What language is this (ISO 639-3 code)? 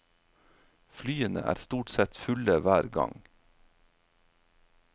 nor